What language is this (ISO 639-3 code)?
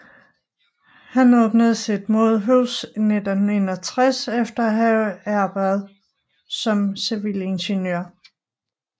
dan